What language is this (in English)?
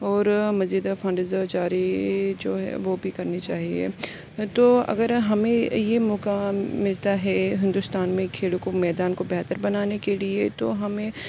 Urdu